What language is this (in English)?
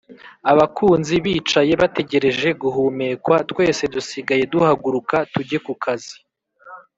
Kinyarwanda